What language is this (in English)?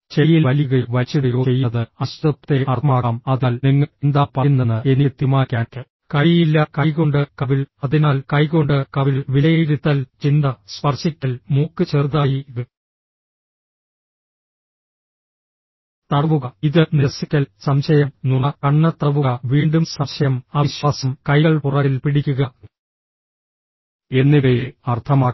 Malayalam